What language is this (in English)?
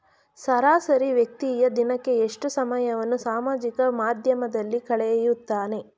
Kannada